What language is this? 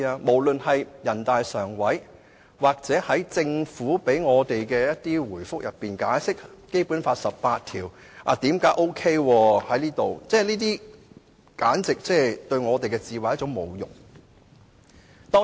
Cantonese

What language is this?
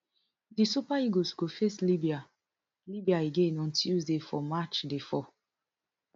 Nigerian Pidgin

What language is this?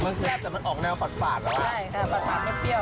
Thai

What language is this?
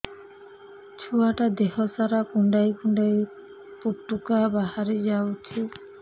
Odia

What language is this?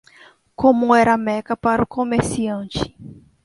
Portuguese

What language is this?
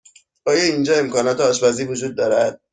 Persian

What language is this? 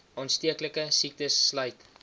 Afrikaans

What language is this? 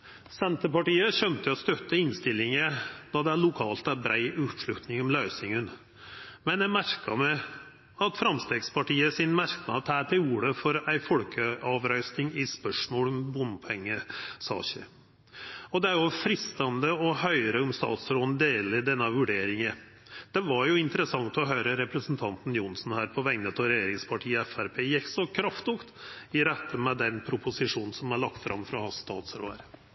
Norwegian Nynorsk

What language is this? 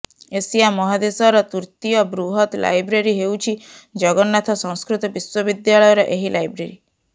Odia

